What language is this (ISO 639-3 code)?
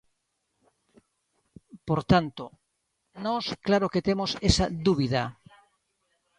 glg